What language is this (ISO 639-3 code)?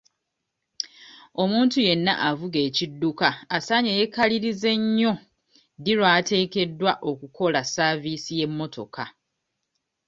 lug